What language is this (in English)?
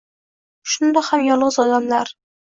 Uzbek